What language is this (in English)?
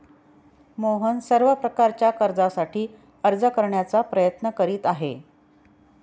Marathi